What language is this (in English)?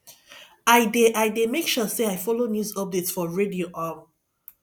Nigerian Pidgin